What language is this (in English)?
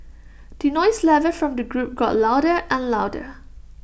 English